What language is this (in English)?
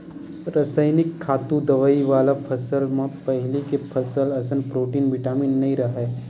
Chhattisgarhi